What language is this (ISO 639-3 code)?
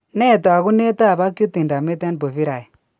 kln